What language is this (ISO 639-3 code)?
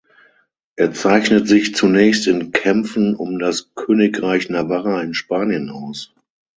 deu